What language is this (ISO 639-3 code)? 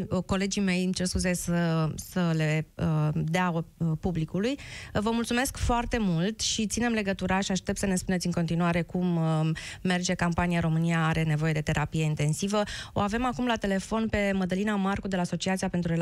ron